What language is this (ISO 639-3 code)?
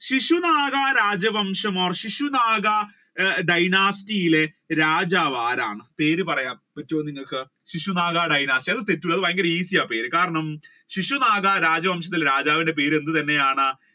mal